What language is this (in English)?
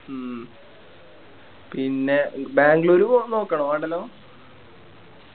Malayalam